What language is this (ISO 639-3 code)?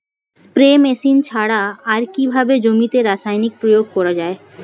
ben